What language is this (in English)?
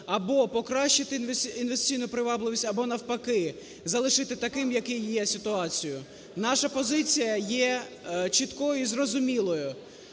Ukrainian